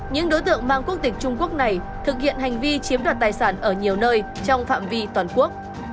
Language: Vietnamese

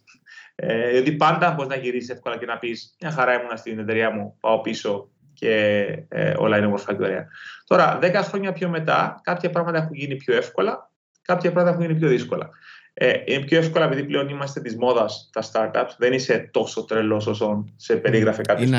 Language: Greek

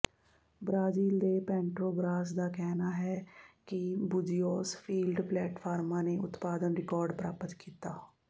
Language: Punjabi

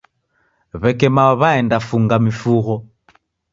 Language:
Taita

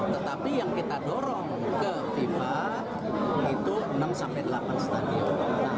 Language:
Indonesian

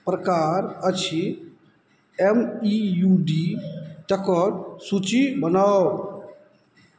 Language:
Maithili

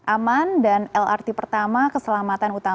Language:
Indonesian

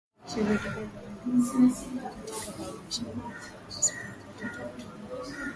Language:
Swahili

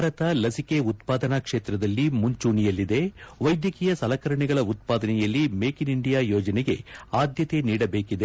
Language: Kannada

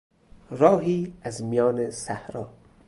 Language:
Persian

